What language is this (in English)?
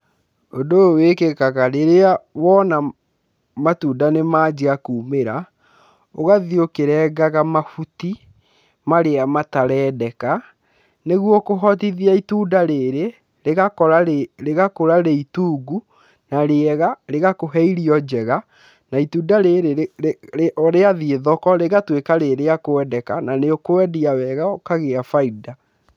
Kikuyu